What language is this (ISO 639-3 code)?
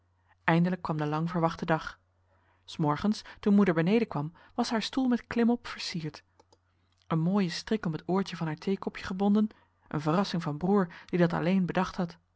nld